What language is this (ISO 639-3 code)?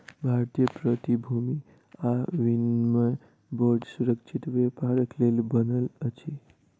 mai